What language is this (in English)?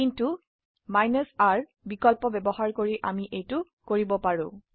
Assamese